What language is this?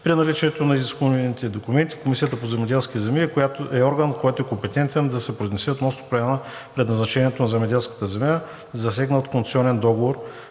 Bulgarian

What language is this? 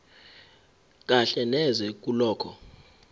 Zulu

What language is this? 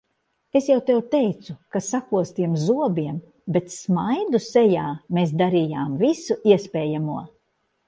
Latvian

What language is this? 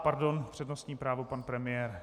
Czech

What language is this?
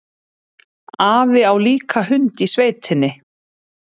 Icelandic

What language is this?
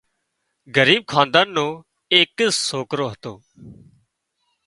Wadiyara Koli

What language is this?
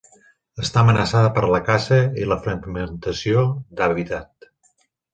Catalan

